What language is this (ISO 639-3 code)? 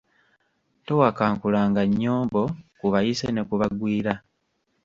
lug